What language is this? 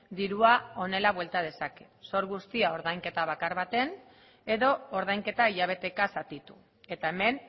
Basque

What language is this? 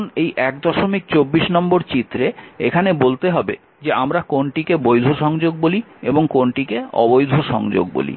Bangla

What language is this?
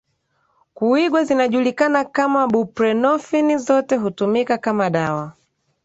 Swahili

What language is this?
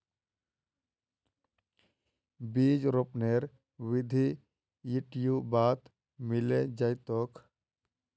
Magahi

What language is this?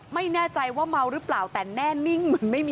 Thai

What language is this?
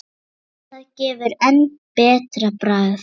Icelandic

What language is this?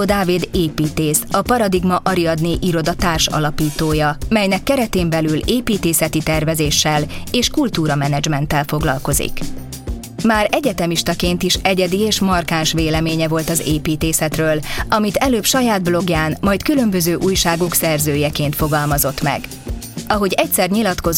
Hungarian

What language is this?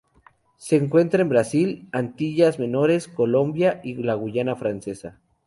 Spanish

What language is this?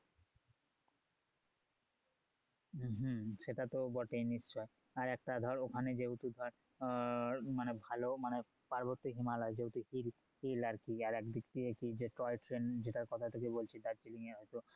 Bangla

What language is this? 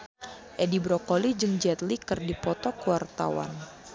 Sundanese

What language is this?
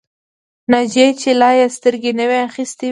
Pashto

